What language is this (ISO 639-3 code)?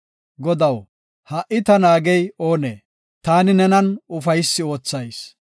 gof